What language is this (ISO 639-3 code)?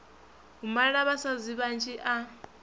ven